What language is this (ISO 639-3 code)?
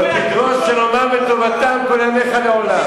heb